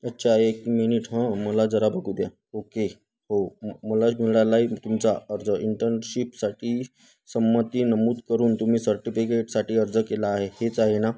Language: Marathi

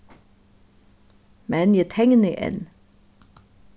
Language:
Faroese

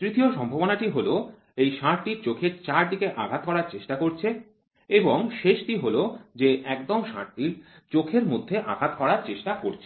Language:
Bangla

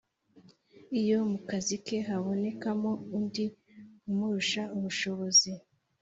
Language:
Kinyarwanda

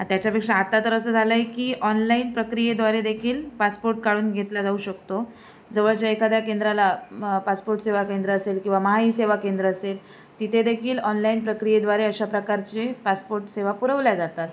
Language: Marathi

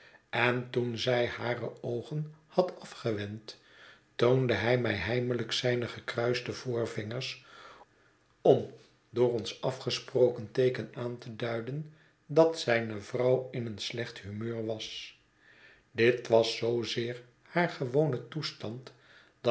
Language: Dutch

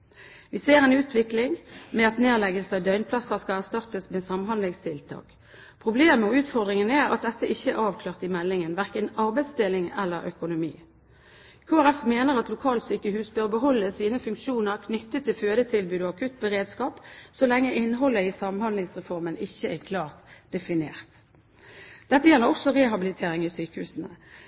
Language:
Norwegian Bokmål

